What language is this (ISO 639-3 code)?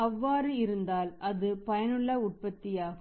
tam